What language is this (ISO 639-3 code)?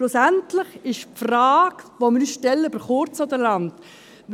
gsw